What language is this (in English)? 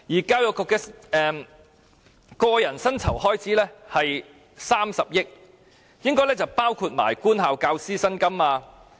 Cantonese